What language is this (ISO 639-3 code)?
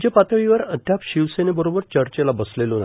mar